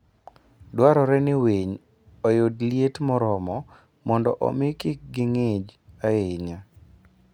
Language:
Luo (Kenya and Tanzania)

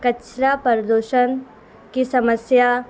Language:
Urdu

